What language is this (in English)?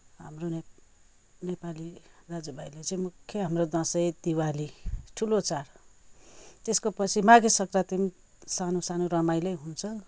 Nepali